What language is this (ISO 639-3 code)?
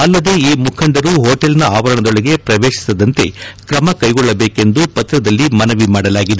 kan